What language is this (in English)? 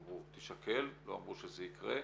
Hebrew